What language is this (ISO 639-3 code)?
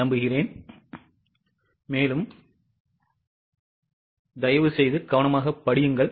tam